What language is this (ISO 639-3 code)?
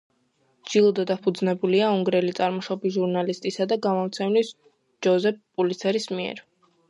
kat